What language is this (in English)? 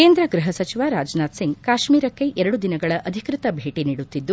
Kannada